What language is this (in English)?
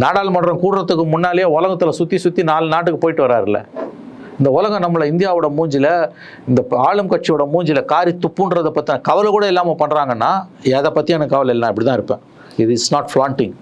Tamil